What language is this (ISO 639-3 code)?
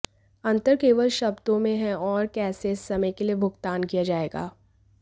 hin